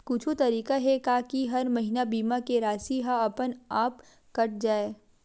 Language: Chhattisgarhi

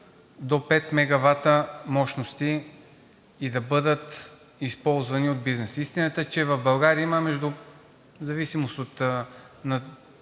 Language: Bulgarian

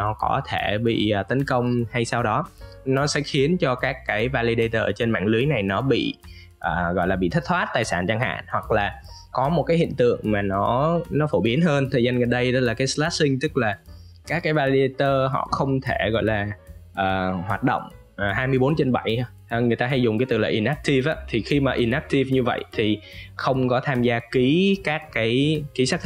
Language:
Vietnamese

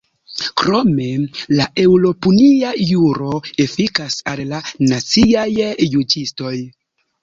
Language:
Esperanto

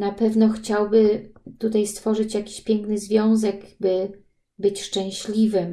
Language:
Polish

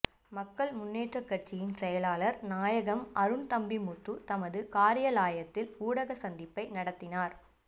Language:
Tamil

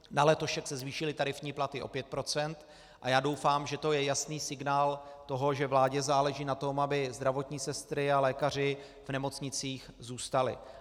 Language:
Czech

